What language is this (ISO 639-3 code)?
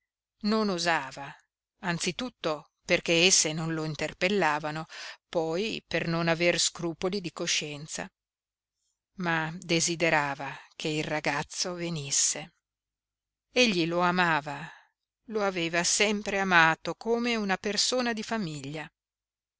ita